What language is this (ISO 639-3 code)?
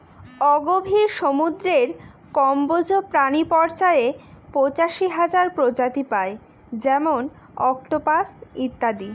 ben